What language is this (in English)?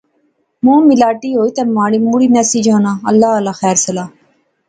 Pahari-Potwari